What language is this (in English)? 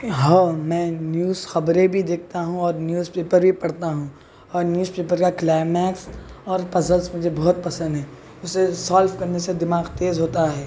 Urdu